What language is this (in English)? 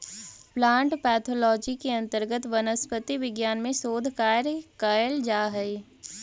Magahi